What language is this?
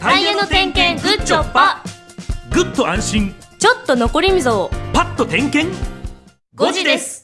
Japanese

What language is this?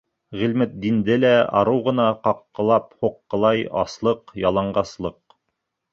Bashkir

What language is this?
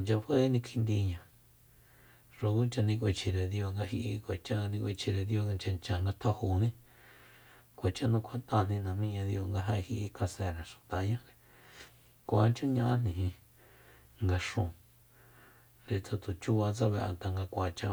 Soyaltepec Mazatec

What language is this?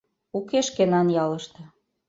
Mari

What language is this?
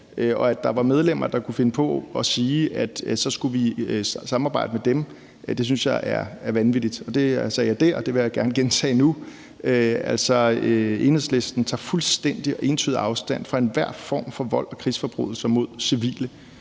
Danish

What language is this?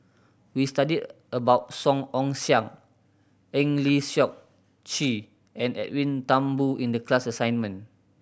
English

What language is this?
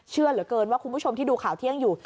Thai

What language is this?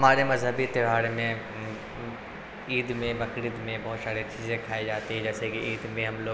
Urdu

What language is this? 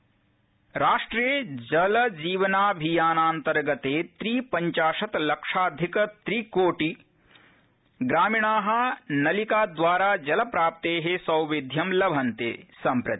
Sanskrit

